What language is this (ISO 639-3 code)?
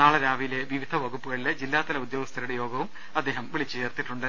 mal